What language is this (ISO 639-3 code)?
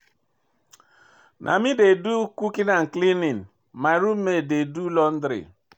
pcm